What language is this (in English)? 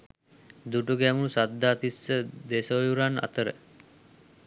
Sinhala